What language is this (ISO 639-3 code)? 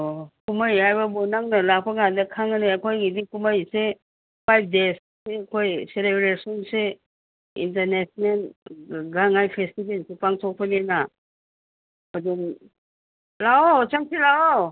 mni